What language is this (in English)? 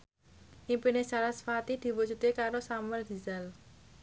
Javanese